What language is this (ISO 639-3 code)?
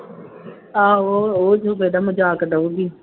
pan